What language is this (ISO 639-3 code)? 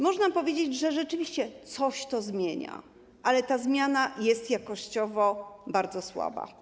pol